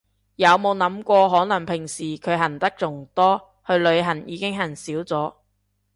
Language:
Cantonese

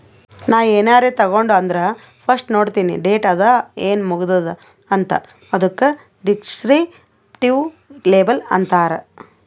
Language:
Kannada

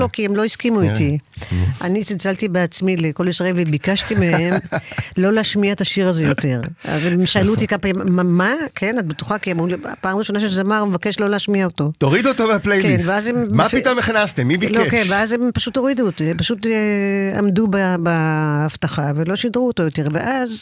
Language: Hebrew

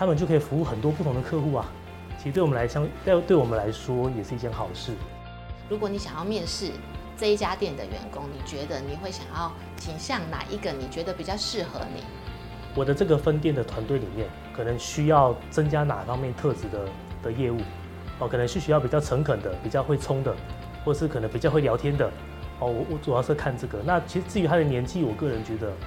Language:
Chinese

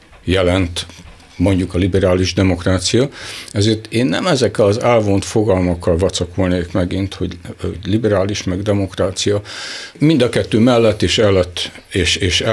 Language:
Hungarian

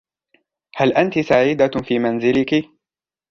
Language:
Arabic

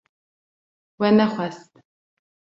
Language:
Kurdish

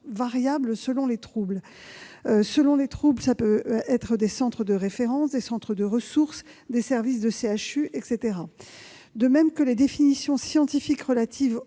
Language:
French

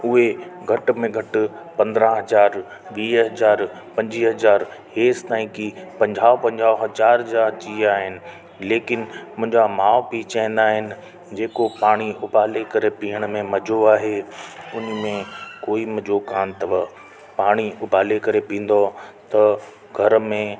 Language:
Sindhi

